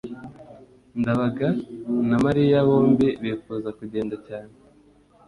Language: Kinyarwanda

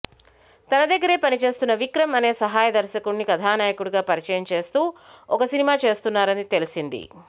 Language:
Telugu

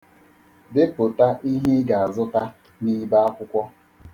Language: Igbo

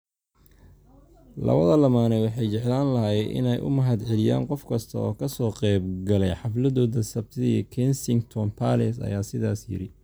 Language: Somali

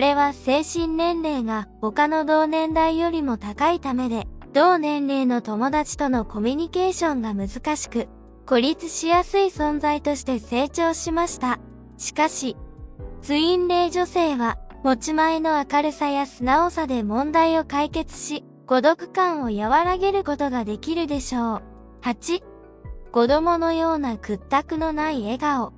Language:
Japanese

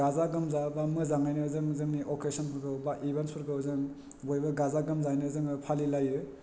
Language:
Bodo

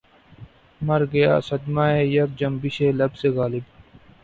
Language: Urdu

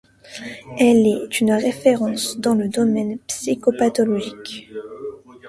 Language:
French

